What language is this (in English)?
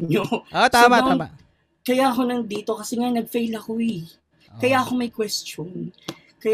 Filipino